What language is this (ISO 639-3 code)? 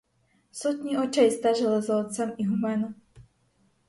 ukr